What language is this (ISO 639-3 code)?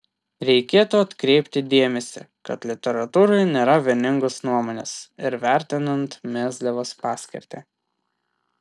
lit